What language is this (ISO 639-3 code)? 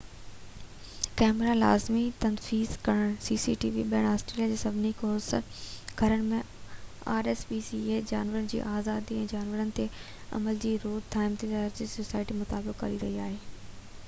snd